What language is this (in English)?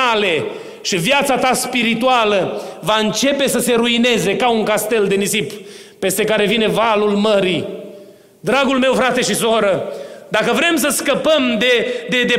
Romanian